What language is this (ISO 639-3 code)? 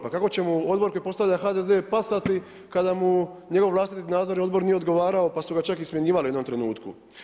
hrv